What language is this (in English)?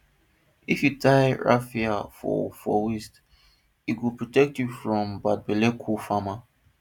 Nigerian Pidgin